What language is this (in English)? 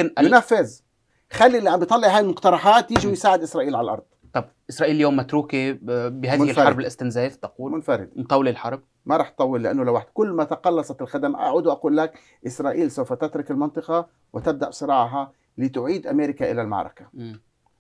Arabic